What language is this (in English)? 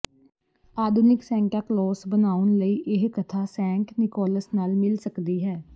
Punjabi